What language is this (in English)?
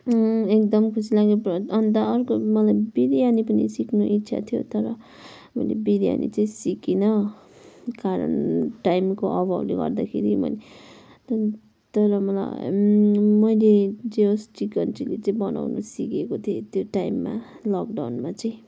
Nepali